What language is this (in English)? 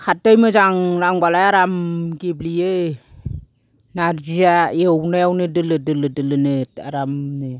Bodo